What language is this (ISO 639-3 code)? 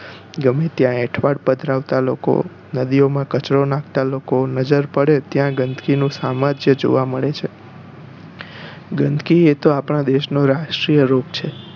guj